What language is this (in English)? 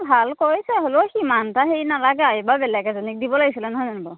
Assamese